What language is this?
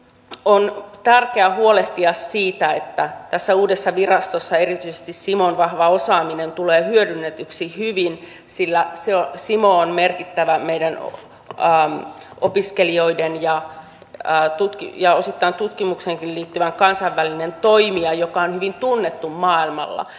Finnish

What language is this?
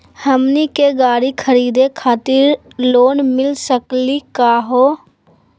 Magahi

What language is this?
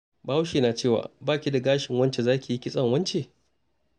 Hausa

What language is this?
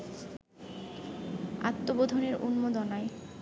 Bangla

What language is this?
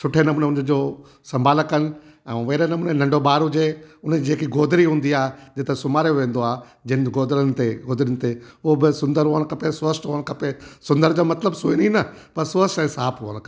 Sindhi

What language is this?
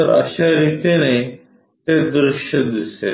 Marathi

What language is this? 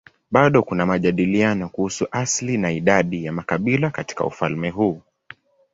Swahili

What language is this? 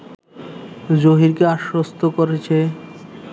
Bangla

